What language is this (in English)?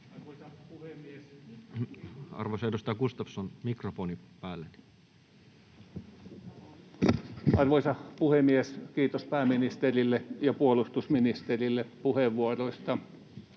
Finnish